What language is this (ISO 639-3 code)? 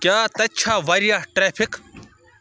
kas